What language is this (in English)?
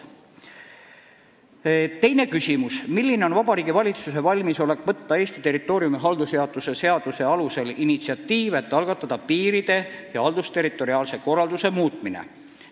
Estonian